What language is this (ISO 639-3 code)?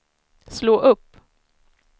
swe